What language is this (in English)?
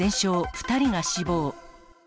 Japanese